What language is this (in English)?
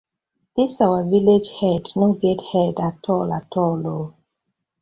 Nigerian Pidgin